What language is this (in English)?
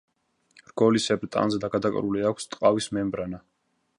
Georgian